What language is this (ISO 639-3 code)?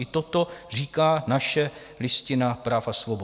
ces